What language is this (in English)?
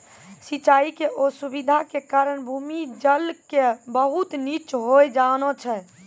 Maithili